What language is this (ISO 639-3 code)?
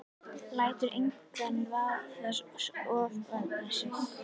isl